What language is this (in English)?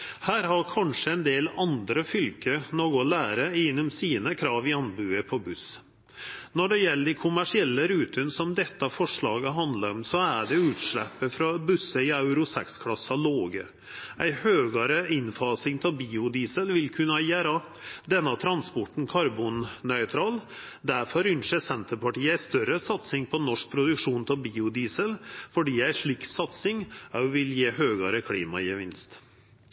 Norwegian Nynorsk